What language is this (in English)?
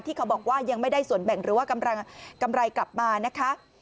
Thai